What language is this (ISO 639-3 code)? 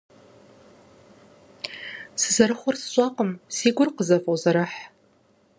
kbd